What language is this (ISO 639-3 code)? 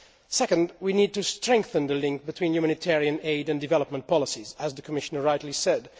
eng